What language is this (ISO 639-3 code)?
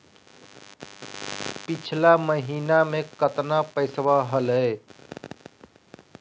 mag